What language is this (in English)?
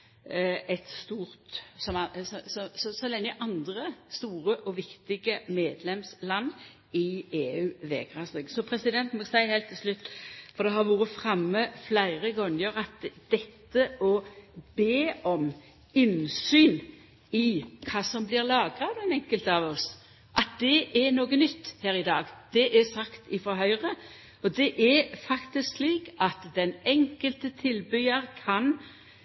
Norwegian Nynorsk